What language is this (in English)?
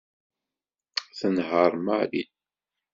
Kabyle